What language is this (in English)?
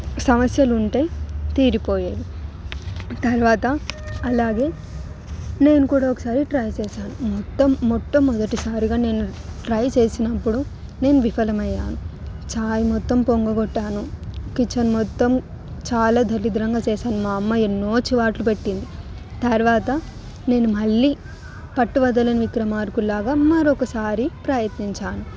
Telugu